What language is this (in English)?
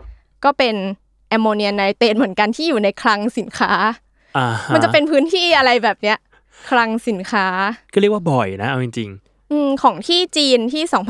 Thai